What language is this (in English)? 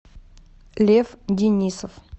Russian